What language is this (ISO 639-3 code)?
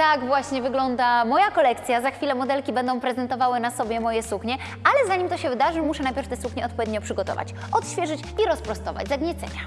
pol